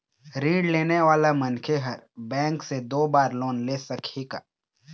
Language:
Chhattisgarhi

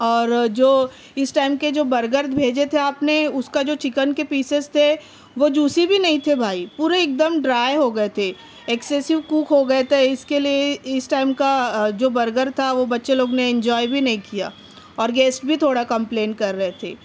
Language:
Urdu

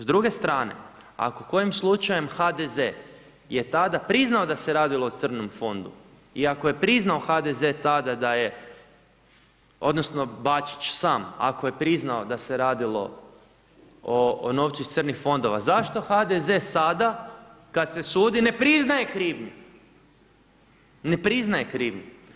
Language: Croatian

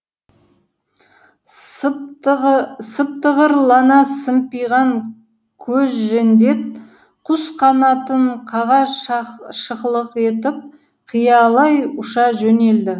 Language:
Kazakh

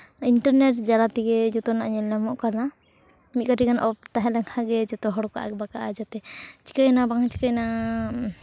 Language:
Santali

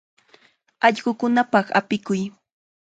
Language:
Chiquián Ancash Quechua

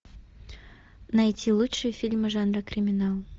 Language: Russian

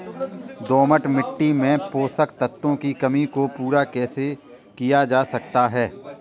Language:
Hindi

